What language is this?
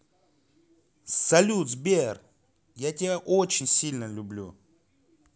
Russian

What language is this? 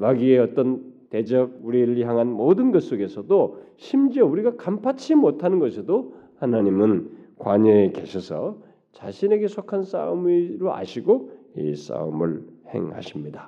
Korean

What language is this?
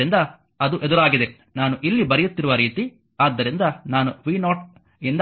Kannada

